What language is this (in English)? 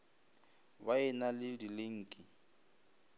Northern Sotho